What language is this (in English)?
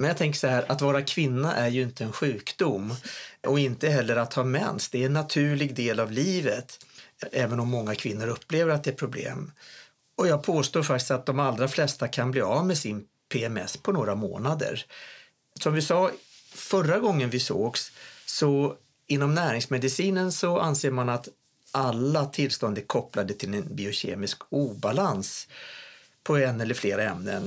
Swedish